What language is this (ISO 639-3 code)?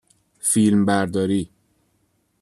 fas